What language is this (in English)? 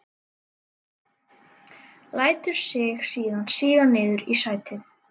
Icelandic